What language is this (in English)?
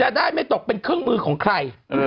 Thai